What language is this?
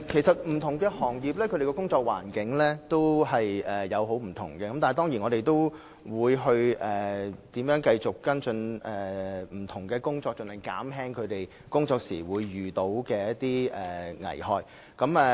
Cantonese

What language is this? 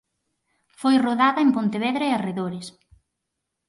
Galician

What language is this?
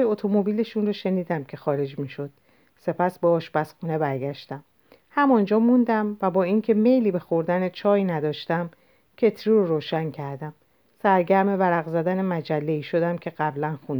Persian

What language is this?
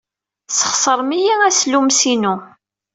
Kabyle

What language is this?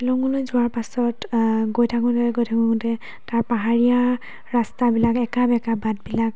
Assamese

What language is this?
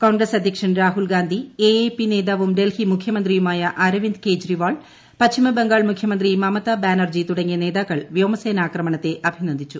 Malayalam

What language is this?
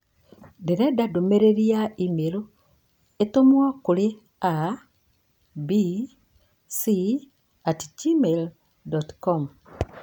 Kikuyu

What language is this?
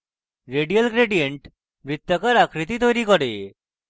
Bangla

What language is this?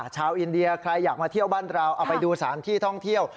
Thai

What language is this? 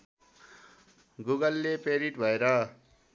Nepali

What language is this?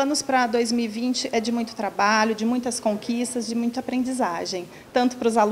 Portuguese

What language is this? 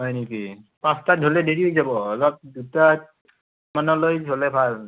Assamese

